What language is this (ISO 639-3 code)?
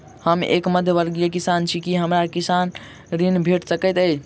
mai